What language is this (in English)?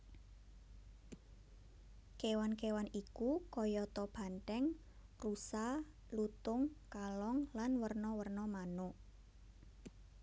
Javanese